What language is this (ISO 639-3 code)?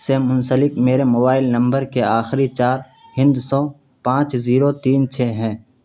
urd